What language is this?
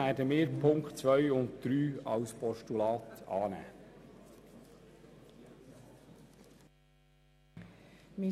Swiss German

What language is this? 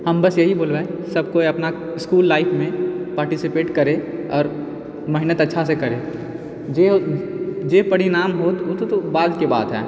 Maithili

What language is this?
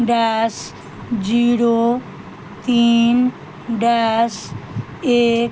Maithili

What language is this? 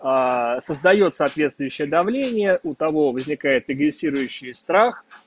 Russian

